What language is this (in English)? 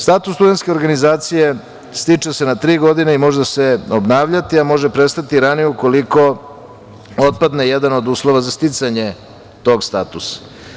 Serbian